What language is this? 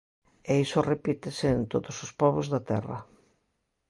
Galician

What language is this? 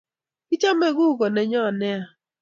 Kalenjin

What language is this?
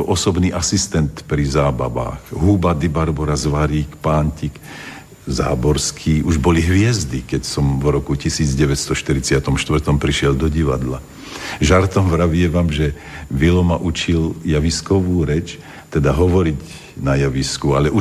Slovak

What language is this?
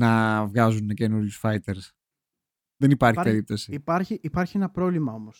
Greek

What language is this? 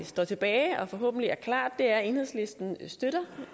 Danish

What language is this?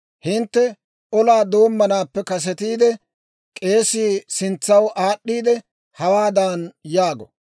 Dawro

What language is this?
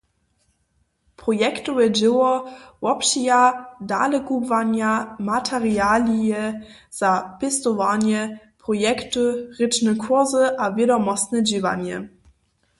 Upper Sorbian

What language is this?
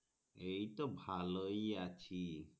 Bangla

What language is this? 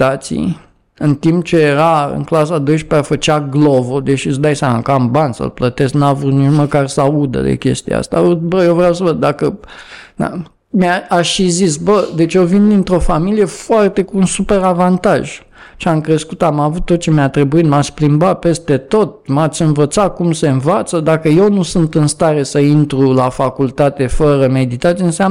Romanian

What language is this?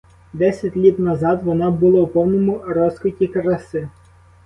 Ukrainian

